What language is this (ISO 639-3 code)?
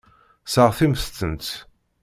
kab